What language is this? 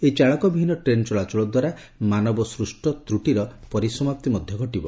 Odia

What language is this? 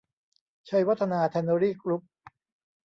Thai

